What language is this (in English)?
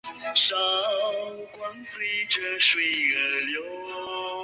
Chinese